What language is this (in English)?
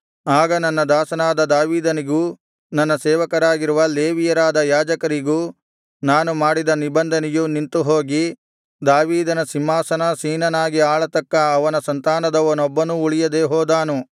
Kannada